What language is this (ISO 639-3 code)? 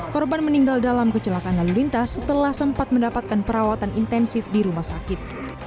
ind